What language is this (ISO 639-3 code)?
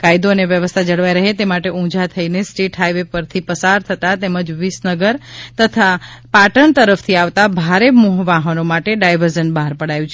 guj